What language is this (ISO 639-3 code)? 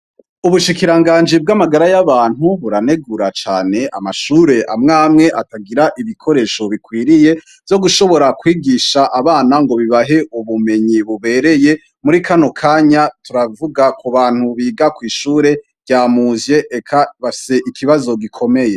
run